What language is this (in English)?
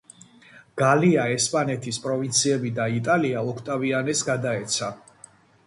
Georgian